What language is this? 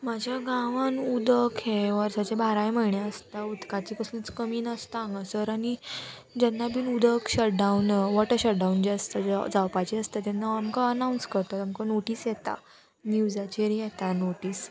Konkani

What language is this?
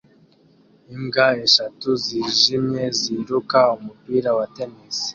Kinyarwanda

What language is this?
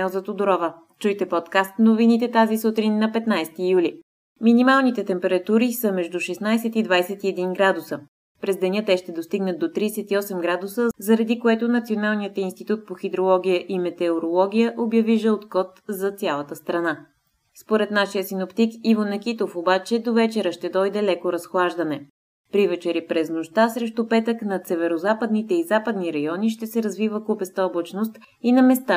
Bulgarian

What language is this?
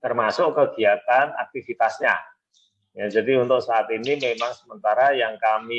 Indonesian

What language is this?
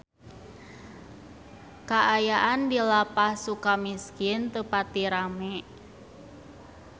Sundanese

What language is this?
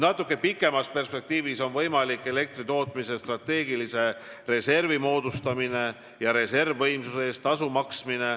Estonian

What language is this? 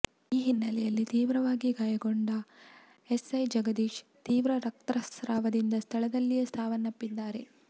Kannada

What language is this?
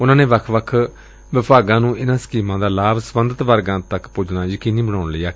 Punjabi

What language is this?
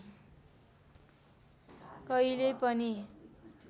Nepali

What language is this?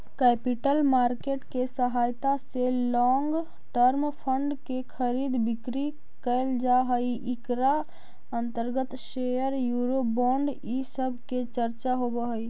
Magahi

